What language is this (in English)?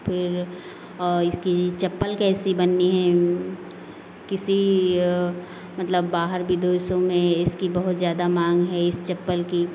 Hindi